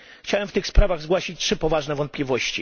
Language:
Polish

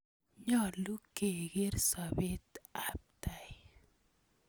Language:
Kalenjin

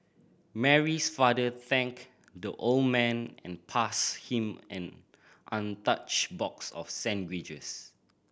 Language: English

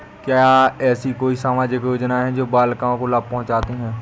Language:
Hindi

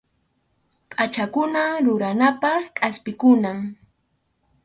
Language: Arequipa-La Unión Quechua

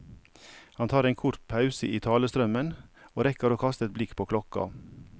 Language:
Norwegian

